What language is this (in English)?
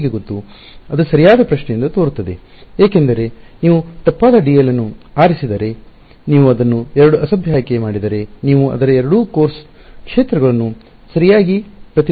Kannada